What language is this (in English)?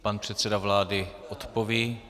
Czech